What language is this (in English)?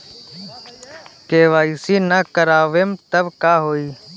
Bhojpuri